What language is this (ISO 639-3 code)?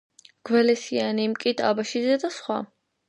kat